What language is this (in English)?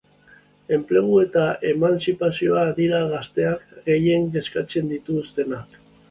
Basque